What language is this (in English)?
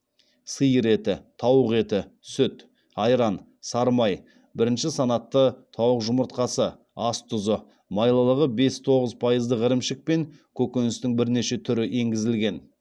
Kazakh